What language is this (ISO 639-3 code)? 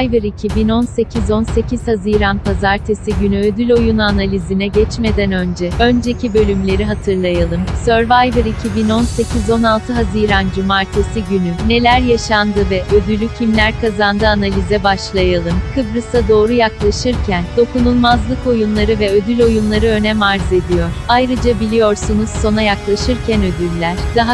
tur